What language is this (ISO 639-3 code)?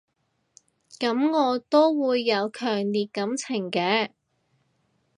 yue